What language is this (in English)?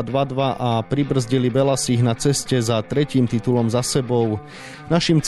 Slovak